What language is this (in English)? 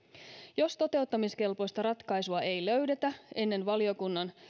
Finnish